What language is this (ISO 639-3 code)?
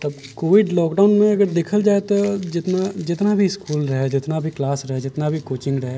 mai